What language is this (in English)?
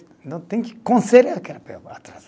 Portuguese